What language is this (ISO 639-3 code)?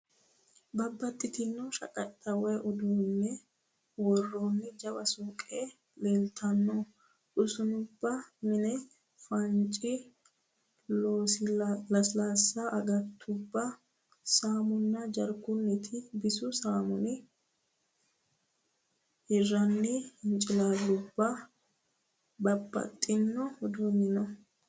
sid